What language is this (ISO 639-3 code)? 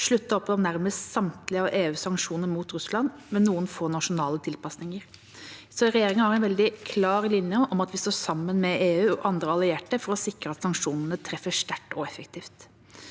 nor